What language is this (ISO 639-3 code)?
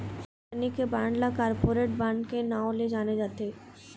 hne